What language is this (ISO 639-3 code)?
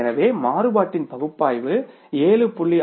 tam